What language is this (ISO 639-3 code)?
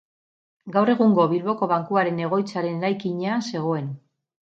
eus